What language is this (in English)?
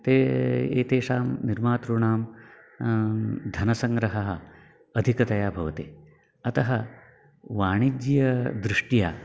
Sanskrit